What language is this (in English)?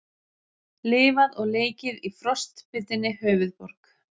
Icelandic